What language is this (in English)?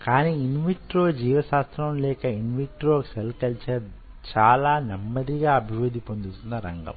Telugu